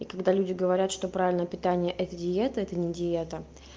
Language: Russian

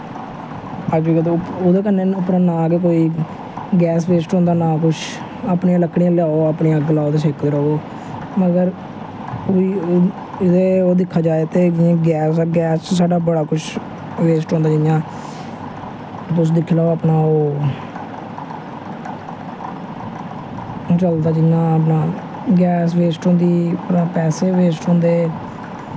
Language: Dogri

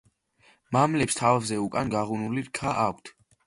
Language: Georgian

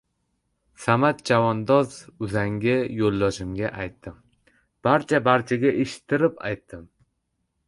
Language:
Uzbek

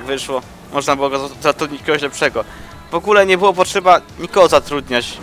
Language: Polish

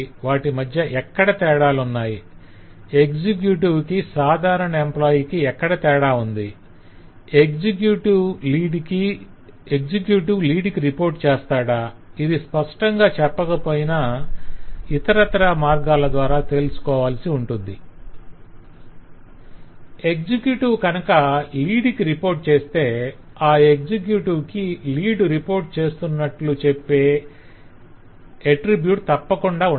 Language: Telugu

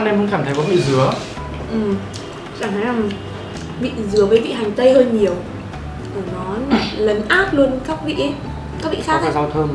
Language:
Vietnamese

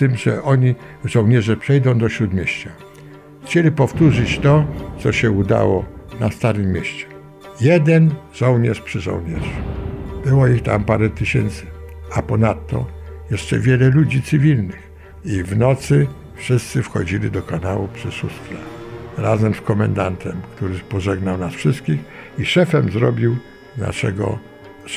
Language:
Polish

